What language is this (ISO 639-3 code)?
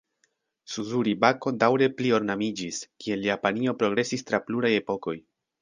epo